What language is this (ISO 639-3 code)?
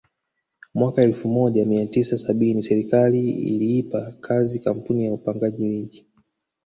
swa